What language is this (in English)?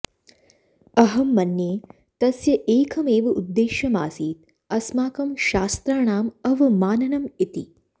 Sanskrit